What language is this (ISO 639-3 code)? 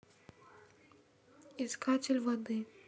rus